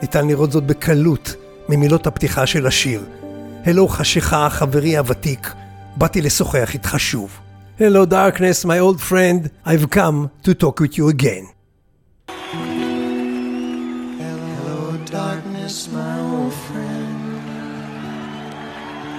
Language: Hebrew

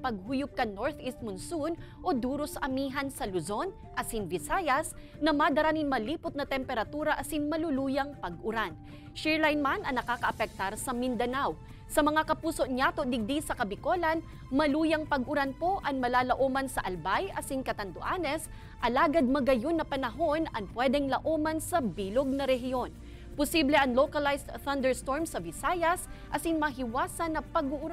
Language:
Filipino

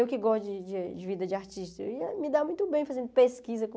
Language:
Portuguese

